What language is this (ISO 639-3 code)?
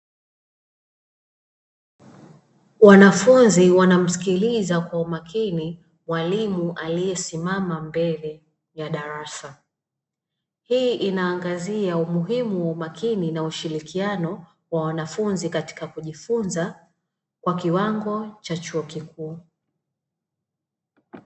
swa